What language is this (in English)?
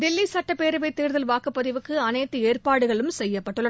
Tamil